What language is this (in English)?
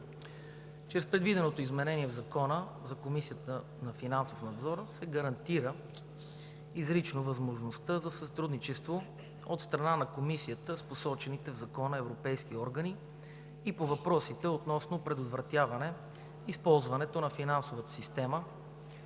Bulgarian